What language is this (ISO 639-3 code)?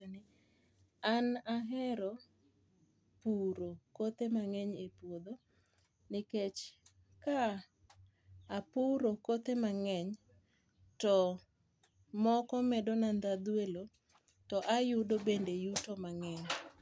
luo